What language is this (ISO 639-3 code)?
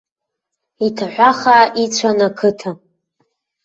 abk